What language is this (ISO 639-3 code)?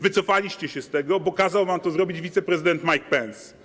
pol